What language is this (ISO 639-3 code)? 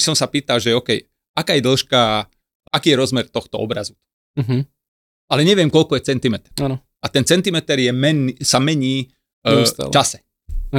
slk